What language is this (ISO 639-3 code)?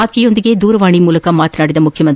kan